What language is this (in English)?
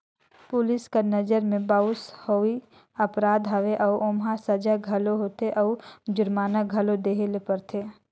Chhattisgarhi